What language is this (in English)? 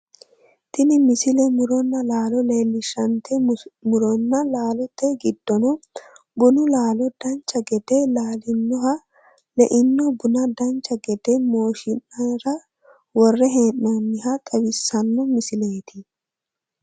Sidamo